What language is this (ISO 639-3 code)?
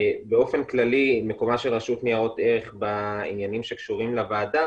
heb